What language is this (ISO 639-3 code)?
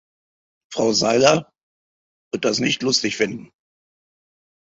deu